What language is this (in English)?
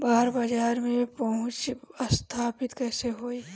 Bhojpuri